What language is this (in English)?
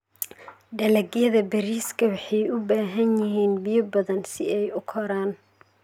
Somali